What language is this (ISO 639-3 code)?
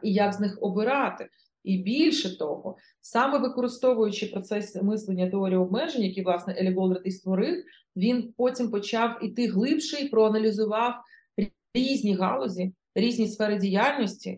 ukr